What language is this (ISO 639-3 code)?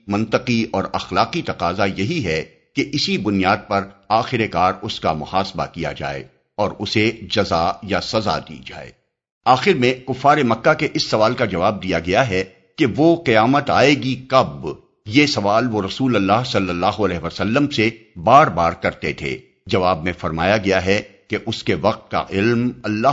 urd